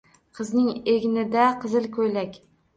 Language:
Uzbek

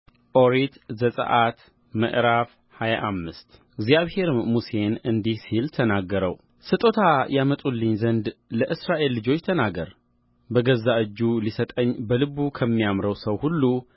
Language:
Amharic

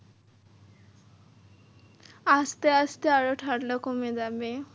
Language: Bangla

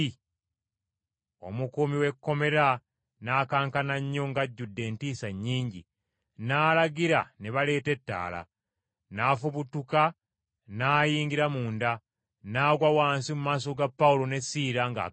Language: Ganda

